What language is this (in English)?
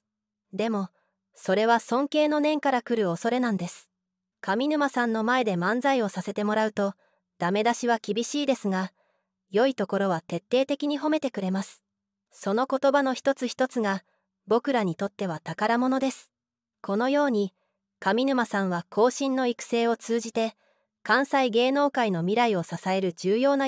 Japanese